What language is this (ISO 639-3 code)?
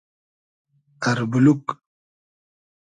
haz